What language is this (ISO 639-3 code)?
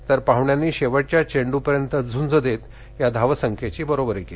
mar